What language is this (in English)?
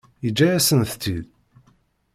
Kabyle